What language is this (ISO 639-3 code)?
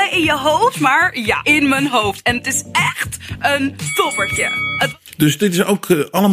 nld